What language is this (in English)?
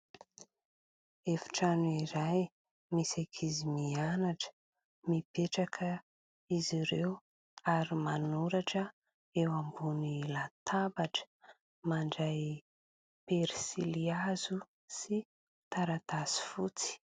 Malagasy